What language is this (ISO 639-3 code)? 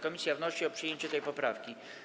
pol